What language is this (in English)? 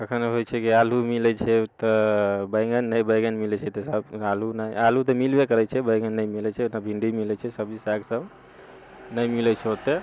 Maithili